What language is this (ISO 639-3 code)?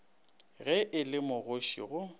nso